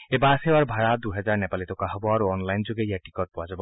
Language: Assamese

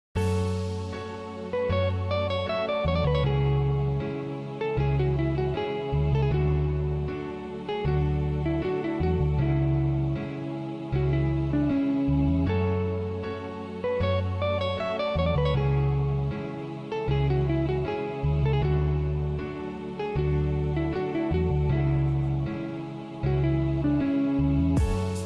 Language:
Turkish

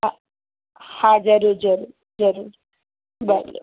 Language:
Sindhi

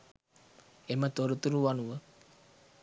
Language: Sinhala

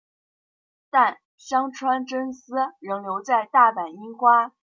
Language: Chinese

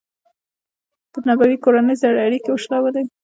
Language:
Pashto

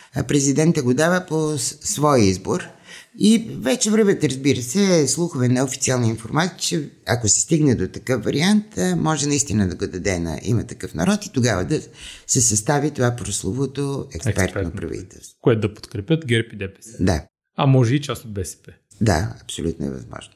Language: Bulgarian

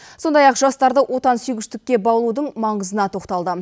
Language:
Kazakh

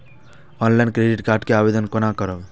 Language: Maithili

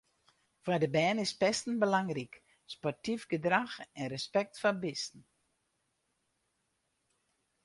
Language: Western Frisian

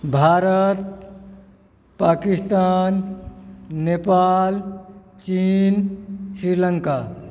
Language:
Maithili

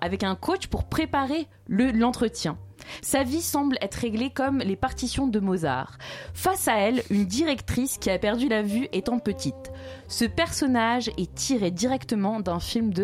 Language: French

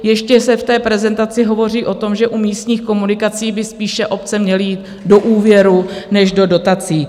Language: Czech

